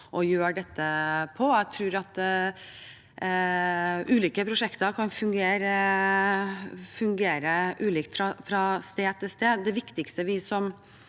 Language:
Norwegian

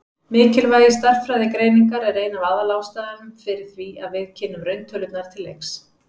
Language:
Icelandic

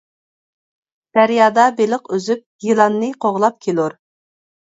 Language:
Uyghur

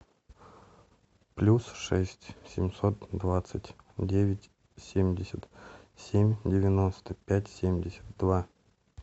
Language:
Russian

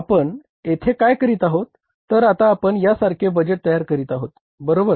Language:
Marathi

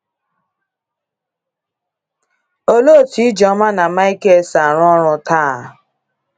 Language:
Igbo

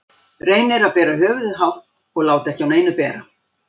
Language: Icelandic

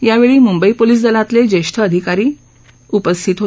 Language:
Marathi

